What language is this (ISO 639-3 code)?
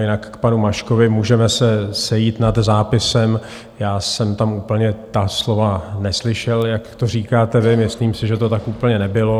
ces